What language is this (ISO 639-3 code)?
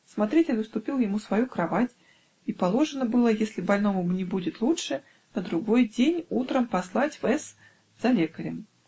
rus